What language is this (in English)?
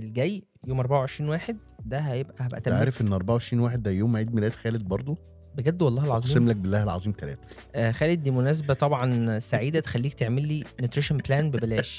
Arabic